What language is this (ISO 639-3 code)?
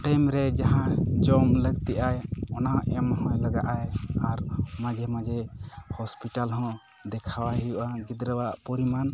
sat